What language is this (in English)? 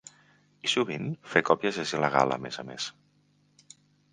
Catalan